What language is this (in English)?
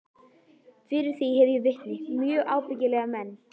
Icelandic